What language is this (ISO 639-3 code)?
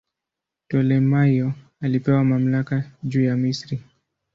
swa